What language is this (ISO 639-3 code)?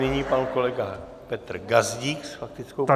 ces